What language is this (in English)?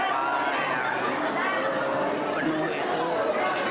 Indonesian